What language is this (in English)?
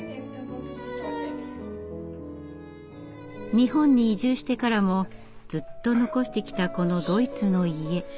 Japanese